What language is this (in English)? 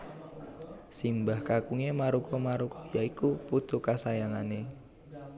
Javanese